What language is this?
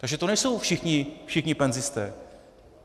Czech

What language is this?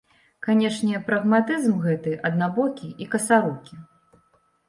Belarusian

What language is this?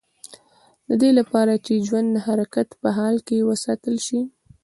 Pashto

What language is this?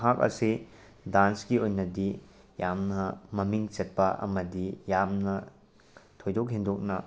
Manipuri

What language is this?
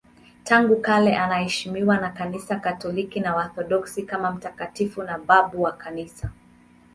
Swahili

